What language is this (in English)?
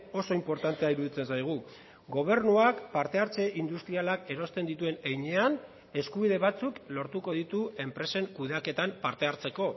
Basque